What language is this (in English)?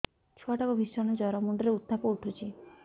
Odia